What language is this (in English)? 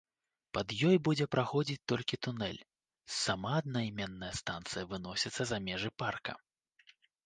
Belarusian